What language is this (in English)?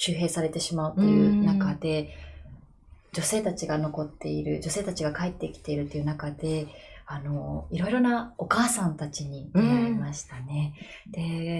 Japanese